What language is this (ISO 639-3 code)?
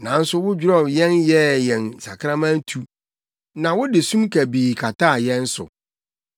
aka